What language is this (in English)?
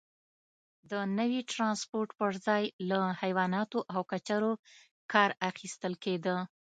Pashto